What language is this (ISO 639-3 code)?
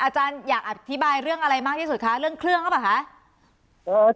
tha